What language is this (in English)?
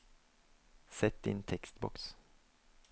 Norwegian